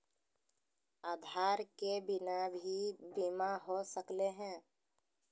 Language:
Magahi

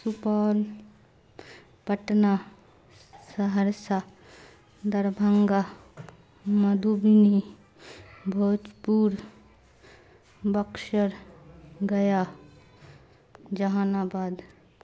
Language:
Urdu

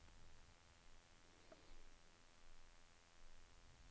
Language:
Norwegian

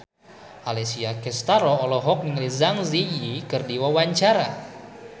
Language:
Sundanese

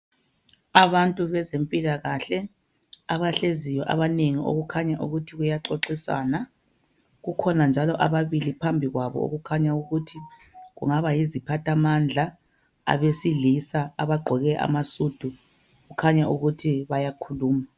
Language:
North Ndebele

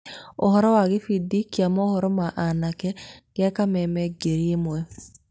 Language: Kikuyu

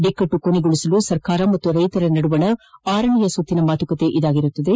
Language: Kannada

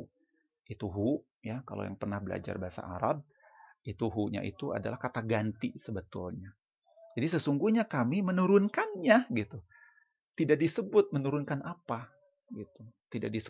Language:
Indonesian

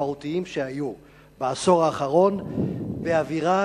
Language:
Hebrew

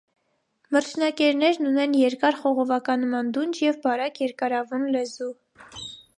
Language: Armenian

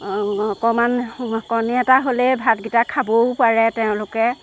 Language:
Assamese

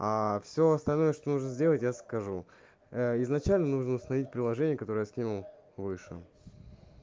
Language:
Russian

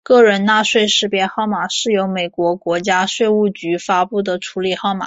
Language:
Chinese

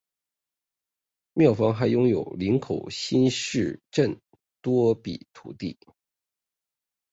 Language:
Chinese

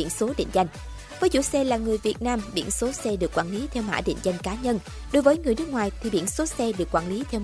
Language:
Vietnamese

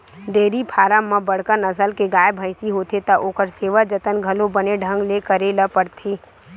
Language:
Chhattisgarhi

